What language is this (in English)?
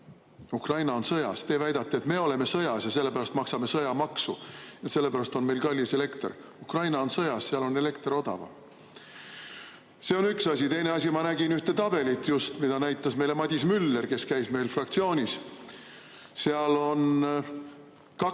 Estonian